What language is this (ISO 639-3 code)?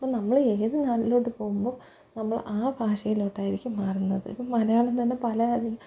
mal